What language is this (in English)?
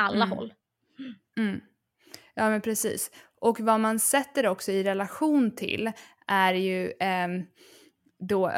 Swedish